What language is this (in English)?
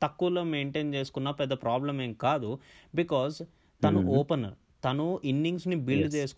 Telugu